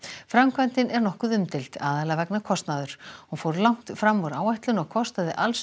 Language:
Icelandic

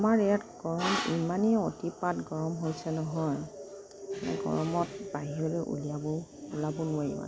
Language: Assamese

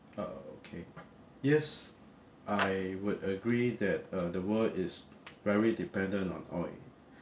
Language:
English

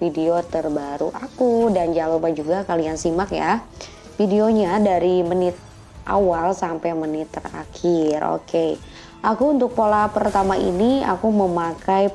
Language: Indonesian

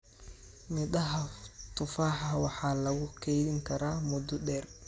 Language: Somali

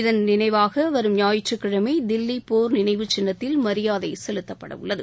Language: Tamil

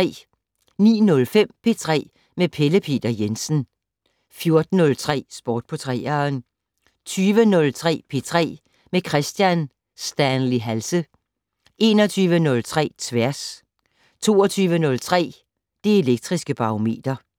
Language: Danish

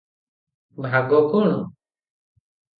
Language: Odia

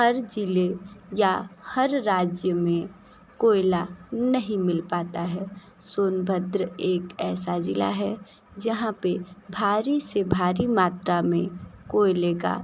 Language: Hindi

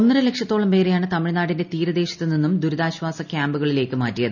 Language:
Malayalam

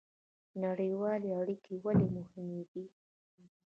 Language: Pashto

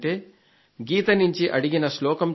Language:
Telugu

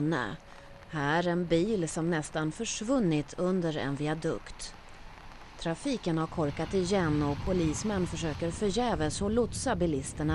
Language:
Swedish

